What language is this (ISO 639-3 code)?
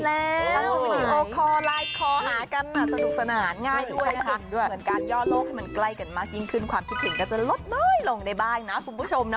tha